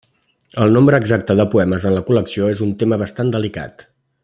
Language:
Catalan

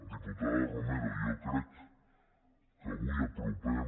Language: Catalan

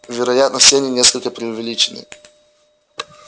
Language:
Russian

